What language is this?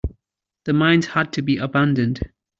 English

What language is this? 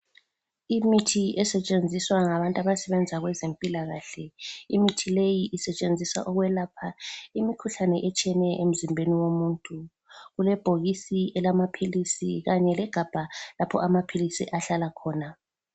North Ndebele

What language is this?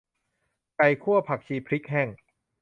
Thai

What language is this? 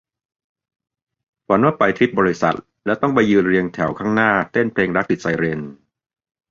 Thai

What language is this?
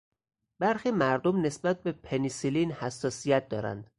Persian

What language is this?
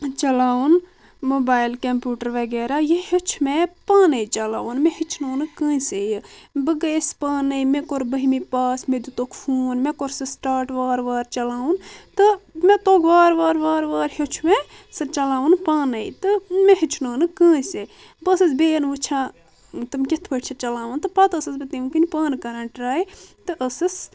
Kashmiri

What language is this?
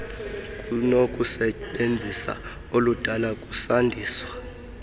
Xhosa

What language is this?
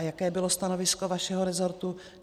Czech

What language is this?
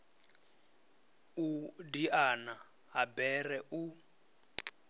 Venda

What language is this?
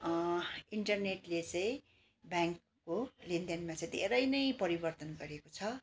Nepali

